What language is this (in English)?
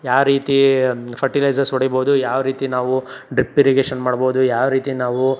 Kannada